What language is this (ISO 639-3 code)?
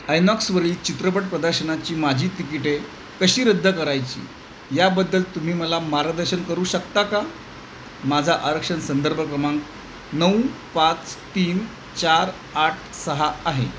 mar